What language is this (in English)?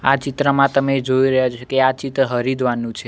Gujarati